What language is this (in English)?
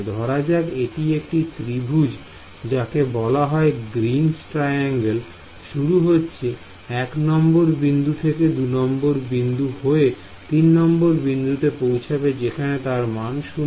Bangla